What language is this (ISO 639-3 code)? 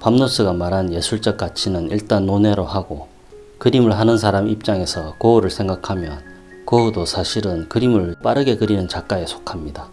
kor